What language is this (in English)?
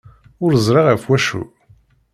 Kabyle